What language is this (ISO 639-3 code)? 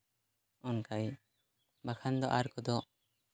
sat